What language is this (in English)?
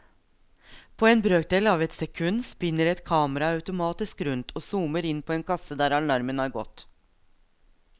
Norwegian